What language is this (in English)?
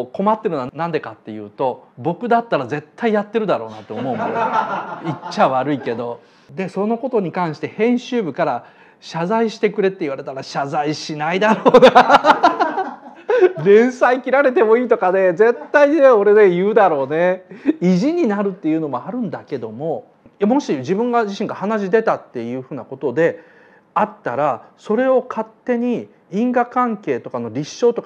Japanese